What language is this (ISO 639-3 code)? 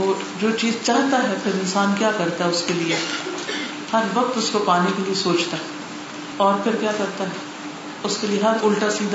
urd